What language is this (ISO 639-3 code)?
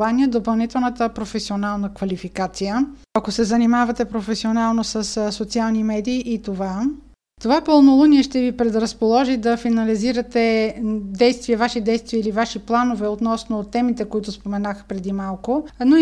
bul